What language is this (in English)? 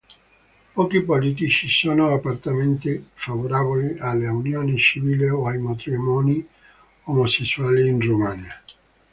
Italian